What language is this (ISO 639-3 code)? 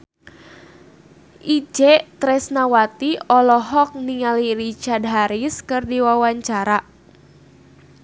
sun